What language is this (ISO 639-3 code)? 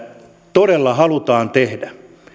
fin